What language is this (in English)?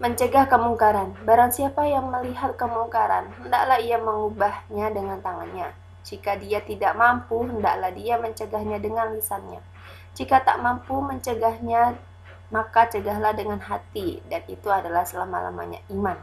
Indonesian